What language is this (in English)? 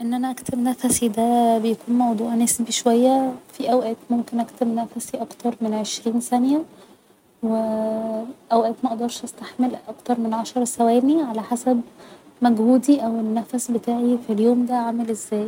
Egyptian Arabic